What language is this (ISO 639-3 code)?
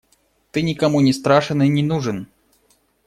rus